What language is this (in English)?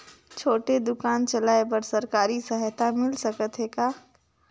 Chhattisgarhi